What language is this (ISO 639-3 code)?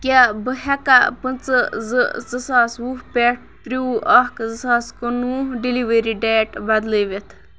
kas